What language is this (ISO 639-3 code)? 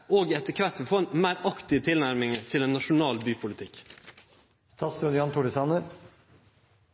nno